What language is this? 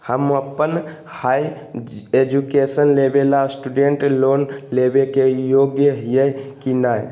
Magahi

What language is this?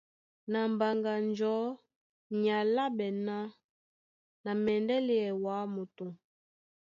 Duala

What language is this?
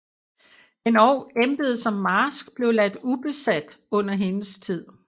Danish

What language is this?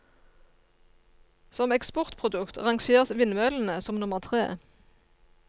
Norwegian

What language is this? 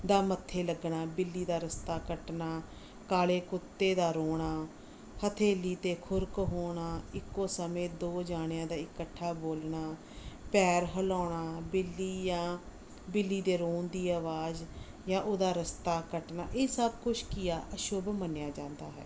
Punjabi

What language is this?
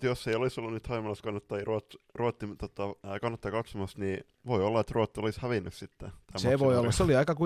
Finnish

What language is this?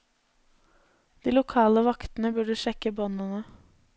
Norwegian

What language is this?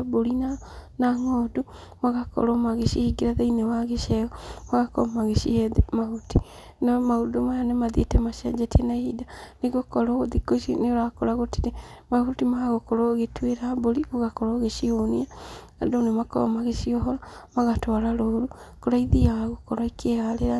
Kikuyu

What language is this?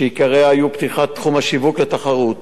Hebrew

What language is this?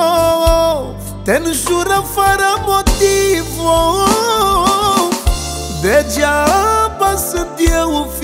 Romanian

